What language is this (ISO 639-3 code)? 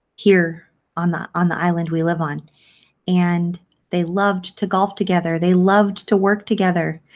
eng